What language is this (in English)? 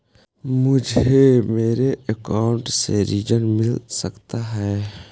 Magahi